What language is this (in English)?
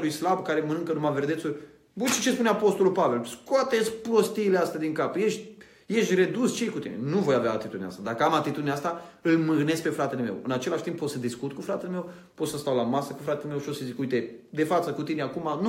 Romanian